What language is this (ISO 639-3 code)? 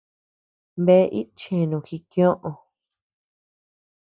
cux